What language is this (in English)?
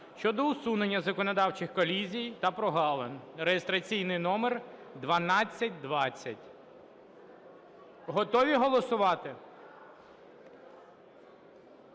Ukrainian